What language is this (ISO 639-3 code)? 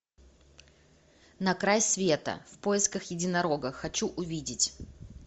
rus